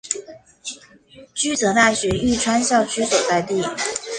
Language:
Chinese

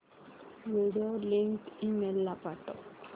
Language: Marathi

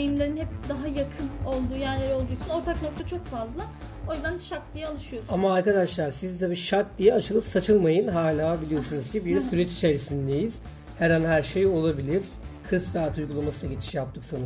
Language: Turkish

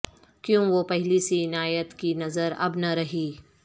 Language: Urdu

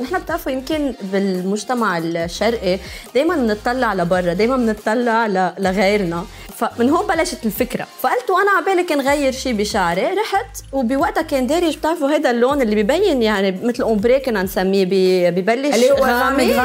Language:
Arabic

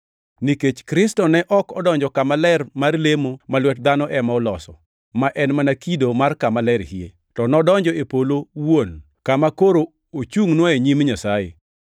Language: Luo (Kenya and Tanzania)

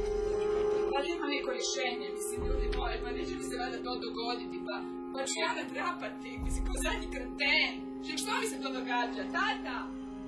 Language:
Croatian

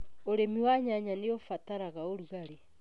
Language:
Kikuyu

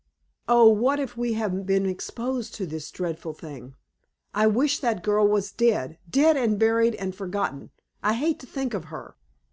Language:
English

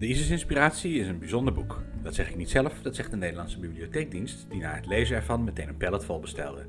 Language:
Dutch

